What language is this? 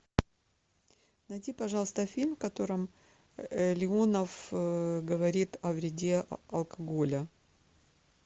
Russian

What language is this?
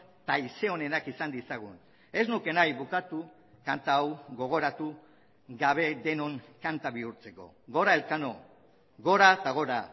Basque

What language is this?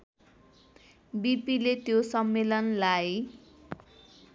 Nepali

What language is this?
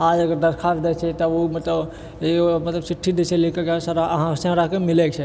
Maithili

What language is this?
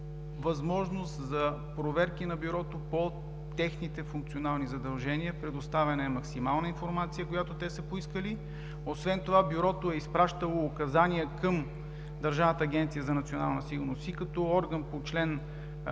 Bulgarian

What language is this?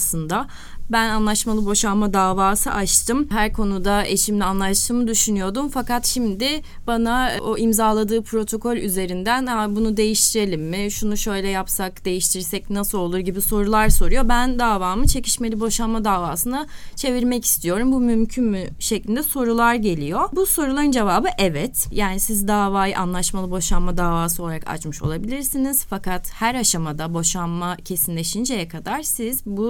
Turkish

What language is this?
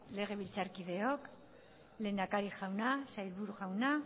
Basque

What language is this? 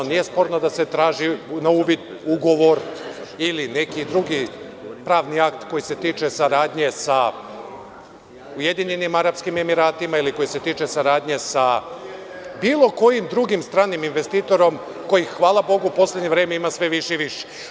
Serbian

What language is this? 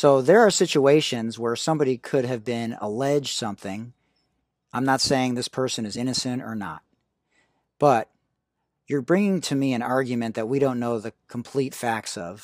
English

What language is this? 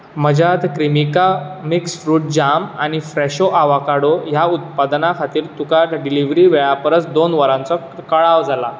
Konkani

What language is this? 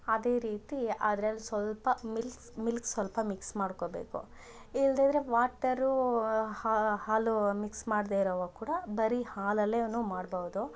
Kannada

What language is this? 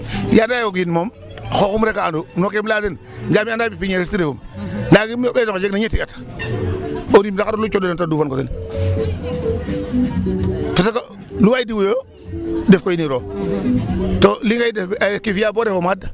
Serer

